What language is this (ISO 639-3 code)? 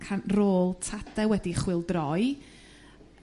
cym